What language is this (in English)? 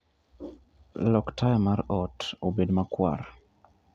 Luo (Kenya and Tanzania)